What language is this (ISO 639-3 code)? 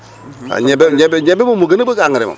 wol